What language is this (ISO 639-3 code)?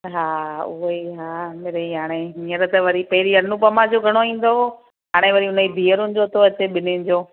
snd